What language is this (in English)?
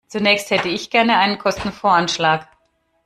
German